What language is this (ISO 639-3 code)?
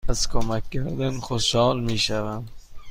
fas